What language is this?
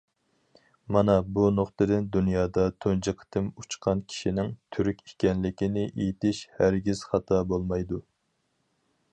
Uyghur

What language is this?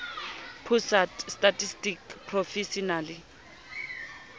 Southern Sotho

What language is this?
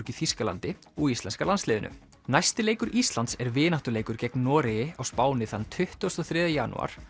Icelandic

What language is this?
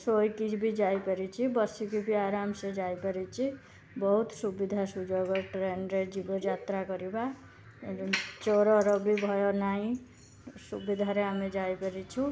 Odia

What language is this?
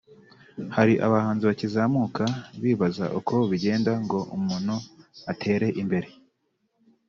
Kinyarwanda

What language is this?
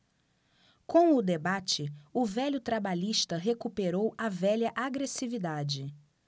Portuguese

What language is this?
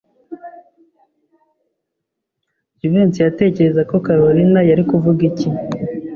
Kinyarwanda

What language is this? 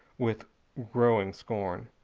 English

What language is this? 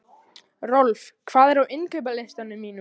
Icelandic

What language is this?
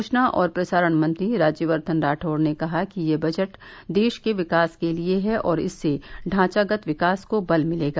Hindi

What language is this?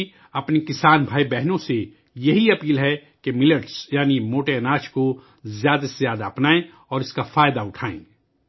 Urdu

